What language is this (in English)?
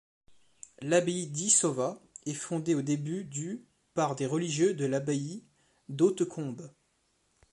French